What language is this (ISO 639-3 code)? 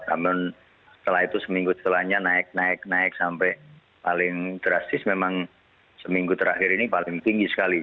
ind